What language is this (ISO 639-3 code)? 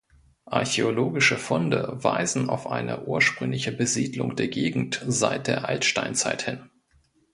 deu